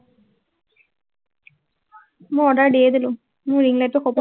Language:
Assamese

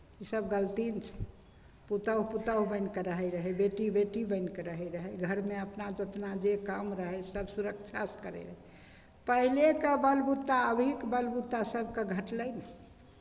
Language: Maithili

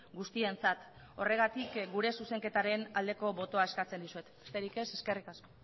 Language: Basque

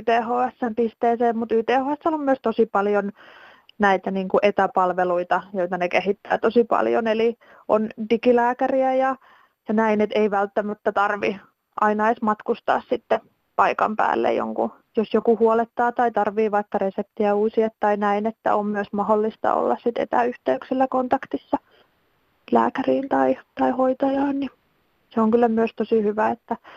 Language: Finnish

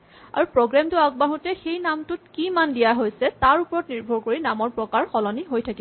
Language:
Assamese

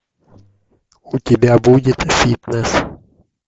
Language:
Russian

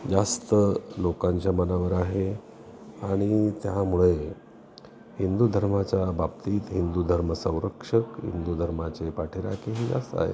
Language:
Marathi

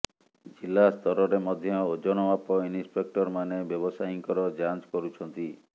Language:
Odia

